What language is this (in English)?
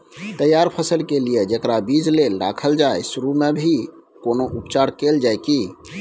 Maithili